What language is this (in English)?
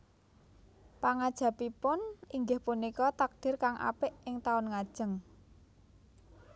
Javanese